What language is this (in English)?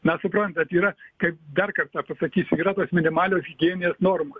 Lithuanian